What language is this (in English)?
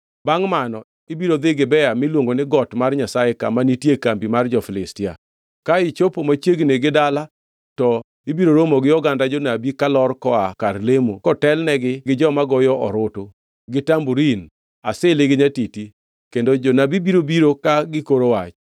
Luo (Kenya and Tanzania)